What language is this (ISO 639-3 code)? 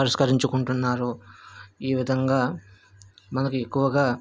tel